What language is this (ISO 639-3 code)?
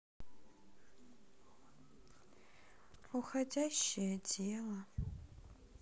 rus